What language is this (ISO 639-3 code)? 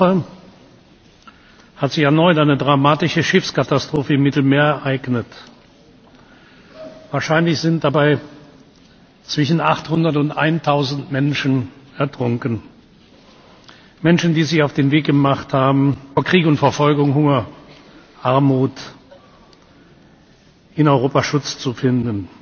deu